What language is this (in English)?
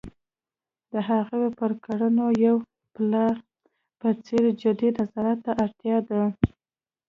Pashto